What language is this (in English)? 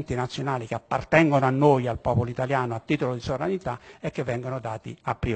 Italian